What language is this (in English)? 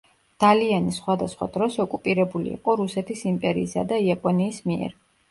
Georgian